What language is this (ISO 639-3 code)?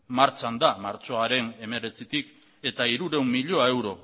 eus